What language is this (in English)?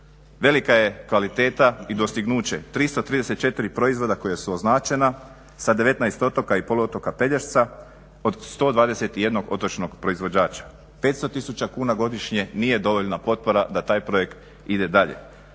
Croatian